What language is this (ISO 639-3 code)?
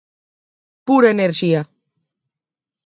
glg